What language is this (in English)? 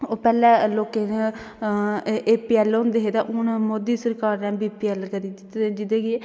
Dogri